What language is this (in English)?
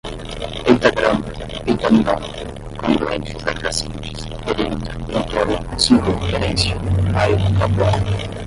Portuguese